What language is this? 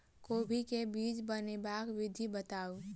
Maithili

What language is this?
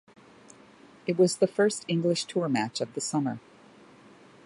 English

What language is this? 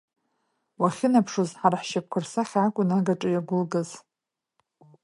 Abkhazian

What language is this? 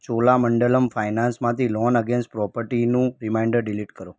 Gujarati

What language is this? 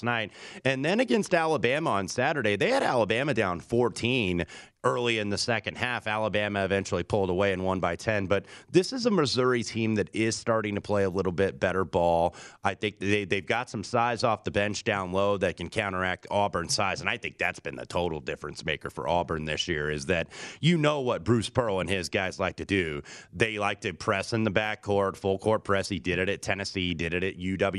English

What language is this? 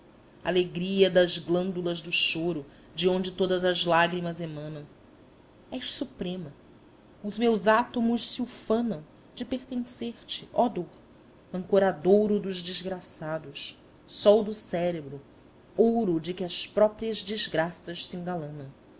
Portuguese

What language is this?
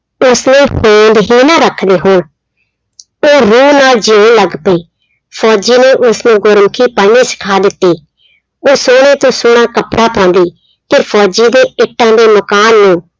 Punjabi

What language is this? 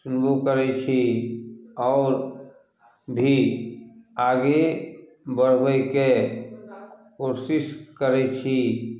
Maithili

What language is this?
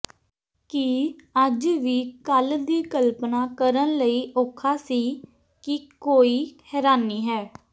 Punjabi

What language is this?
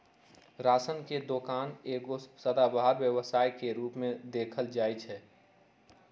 Magahi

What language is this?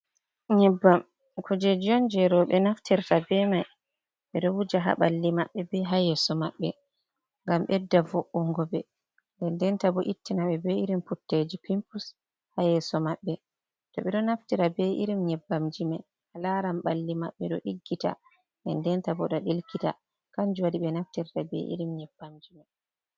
Fula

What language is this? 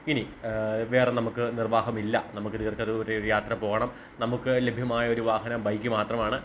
Malayalam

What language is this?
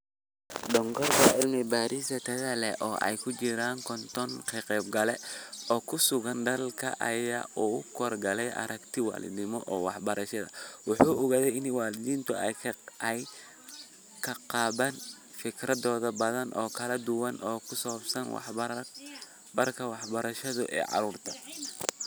Somali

